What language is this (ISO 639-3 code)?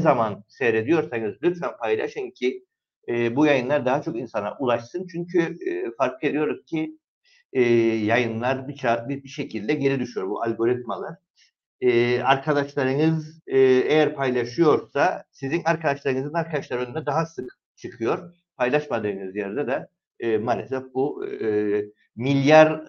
tur